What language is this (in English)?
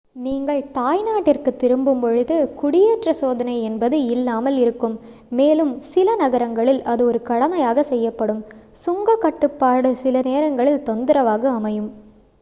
Tamil